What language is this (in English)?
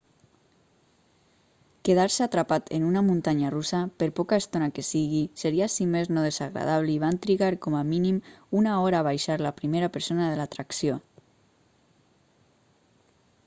Catalan